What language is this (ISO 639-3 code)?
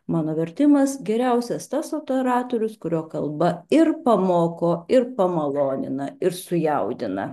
lit